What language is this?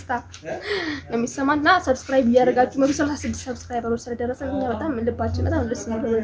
Arabic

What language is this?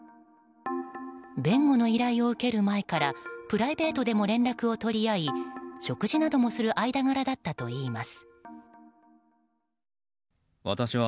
Japanese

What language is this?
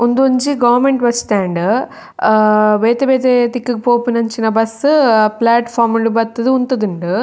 Tulu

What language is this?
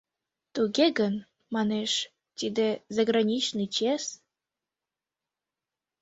Mari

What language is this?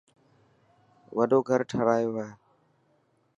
Dhatki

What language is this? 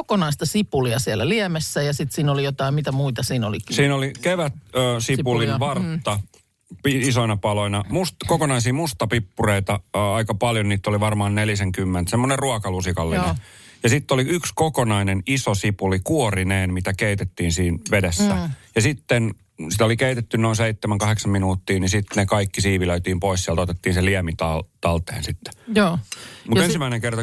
Finnish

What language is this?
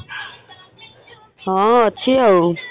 Odia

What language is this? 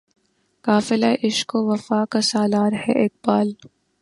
Urdu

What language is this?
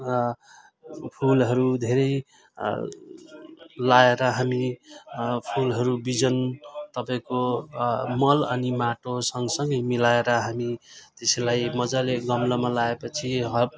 Nepali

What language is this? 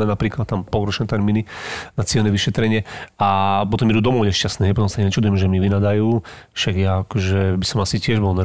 Slovak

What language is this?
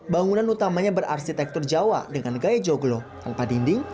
Indonesian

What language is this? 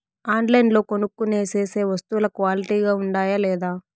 Telugu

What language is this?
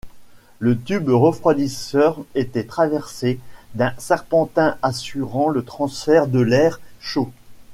French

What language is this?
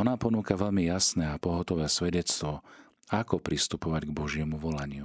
Slovak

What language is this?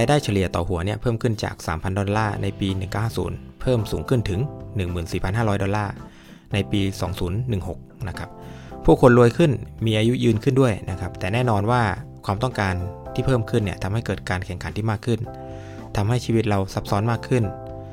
Thai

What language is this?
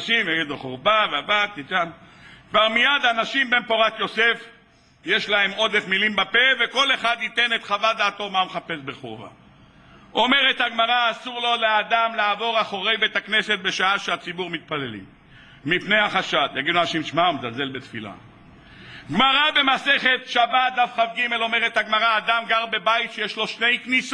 Hebrew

